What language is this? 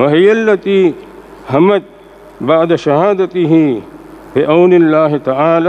Arabic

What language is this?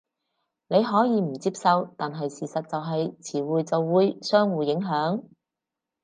Cantonese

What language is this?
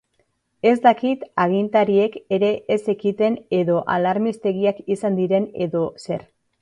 Basque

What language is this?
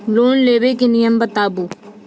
Maithili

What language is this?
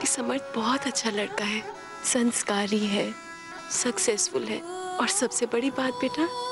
Hindi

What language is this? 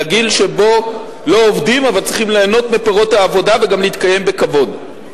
Hebrew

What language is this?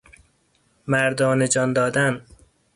Persian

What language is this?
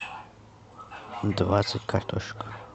Russian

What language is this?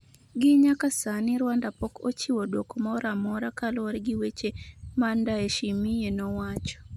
Luo (Kenya and Tanzania)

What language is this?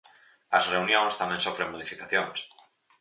Galician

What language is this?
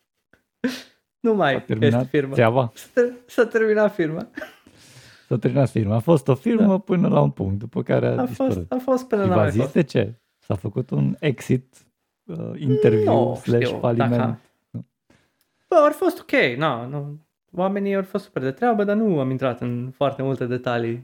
Romanian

